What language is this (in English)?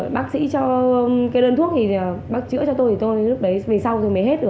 Vietnamese